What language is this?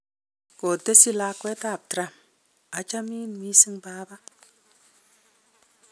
Kalenjin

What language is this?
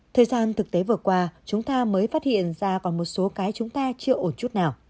Vietnamese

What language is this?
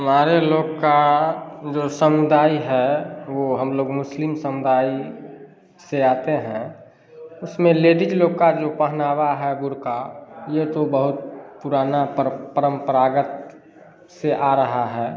Hindi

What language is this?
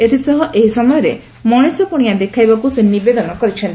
Odia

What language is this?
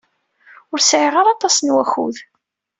Kabyle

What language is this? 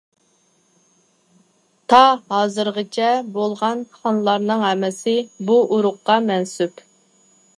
Uyghur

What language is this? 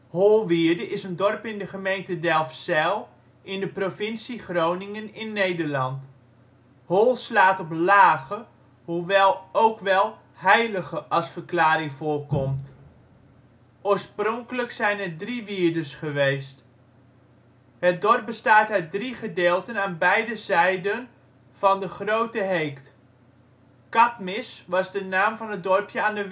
Dutch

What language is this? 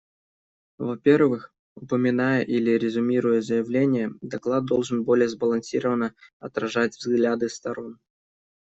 Russian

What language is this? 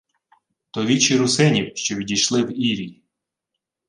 Ukrainian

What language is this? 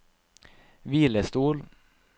Norwegian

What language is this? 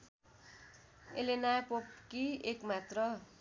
Nepali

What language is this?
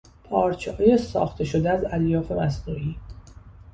Persian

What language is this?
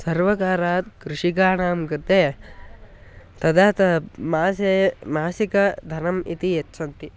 Sanskrit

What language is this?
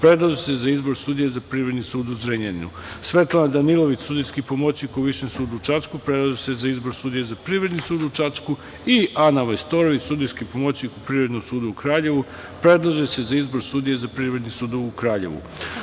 Serbian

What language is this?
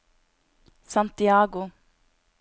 Norwegian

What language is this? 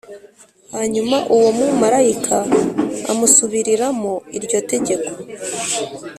Kinyarwanda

